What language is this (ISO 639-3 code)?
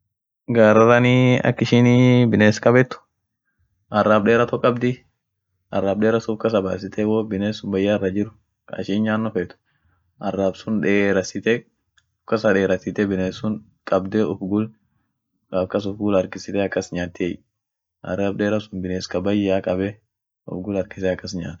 orc